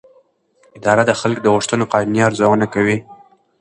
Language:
Pashto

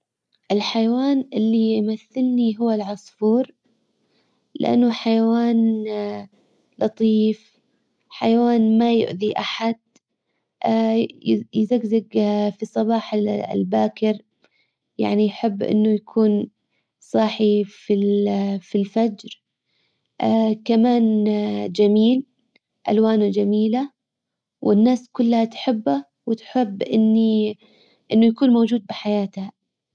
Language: Hijazi Arabic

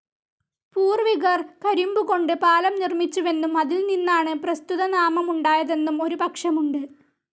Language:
Malayalam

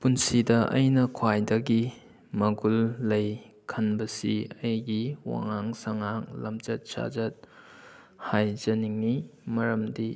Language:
Manipuri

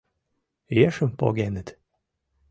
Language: Mari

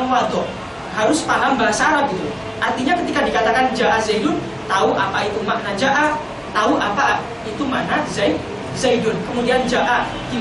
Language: Indonesian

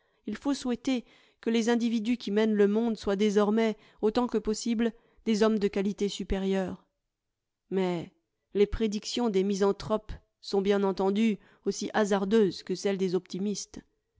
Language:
French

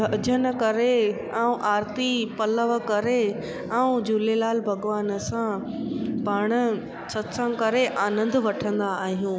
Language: Sindhi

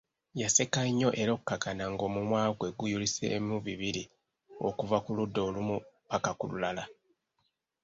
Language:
Ganda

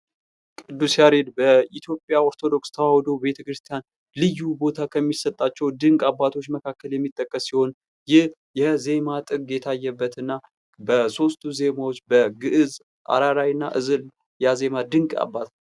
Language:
Amharic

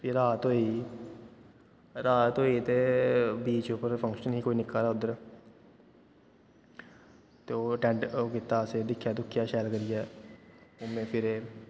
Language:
Dogri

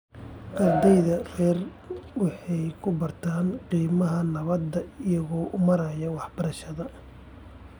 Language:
Somali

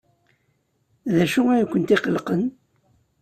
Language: Kabyle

